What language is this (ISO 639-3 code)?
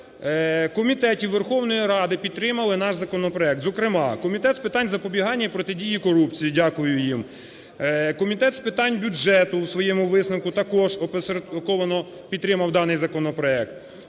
ukr